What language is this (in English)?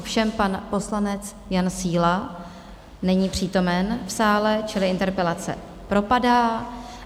Czech